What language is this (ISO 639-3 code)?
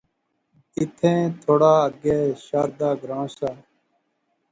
phr